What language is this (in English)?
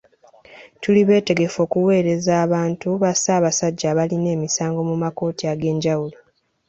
Ganda